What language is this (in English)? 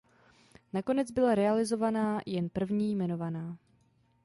Czech